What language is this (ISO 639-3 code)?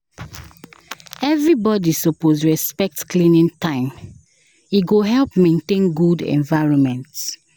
pcm